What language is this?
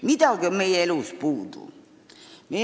Estonian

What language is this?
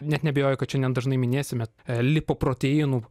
Lithuanian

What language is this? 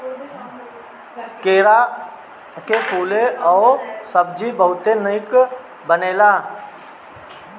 Bhojpuri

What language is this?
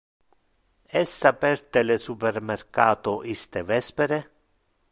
Interlingua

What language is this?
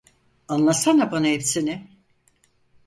Turkish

